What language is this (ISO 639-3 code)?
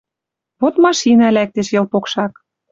mrj